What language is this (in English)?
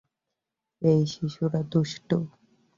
Bangla